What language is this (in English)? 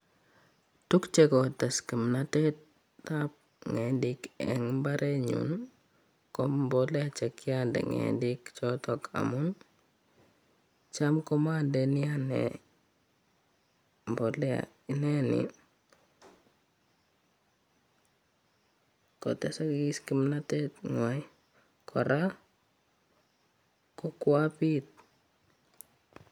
Kalenjin